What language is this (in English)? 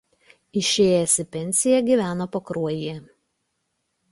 Lithuanian